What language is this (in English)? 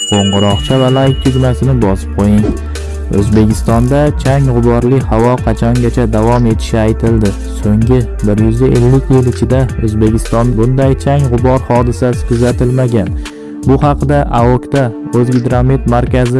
Indonesian